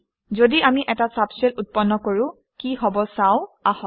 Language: Assamese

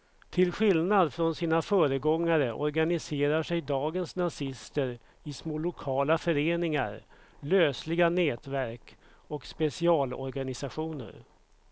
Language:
Swedish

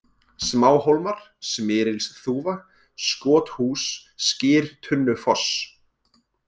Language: Icelandic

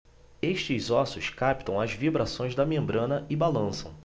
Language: Portuguese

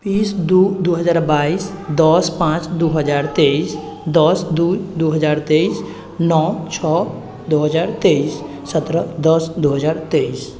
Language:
Maithili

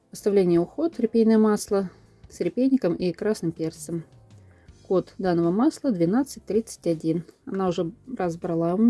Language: Russian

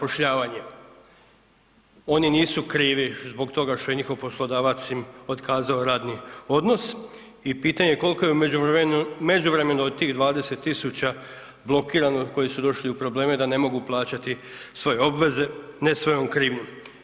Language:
Croatian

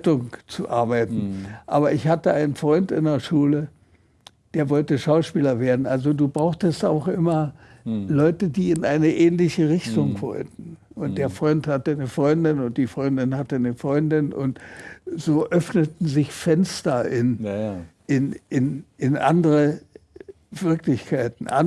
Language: German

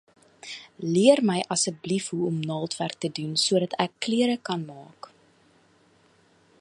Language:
Afrikaans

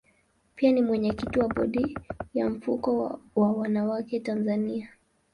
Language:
Swahili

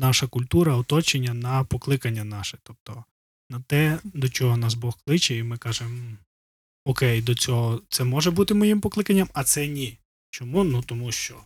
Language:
Ukrainian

